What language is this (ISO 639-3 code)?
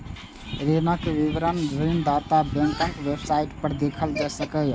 mai